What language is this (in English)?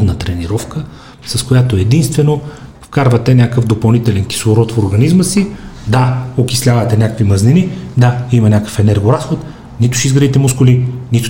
Bulgarian